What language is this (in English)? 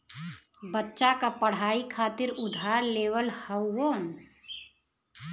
Bhojpuri